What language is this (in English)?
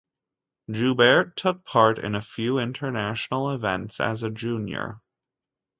English